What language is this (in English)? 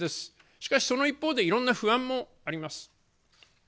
Japanese